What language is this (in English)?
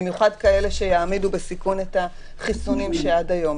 Hebrew